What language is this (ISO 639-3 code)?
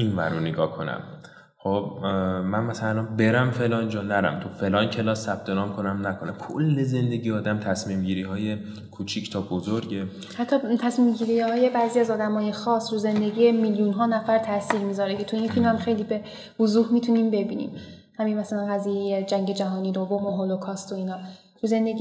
fas